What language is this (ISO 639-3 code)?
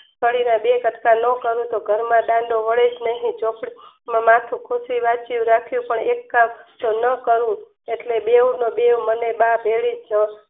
guj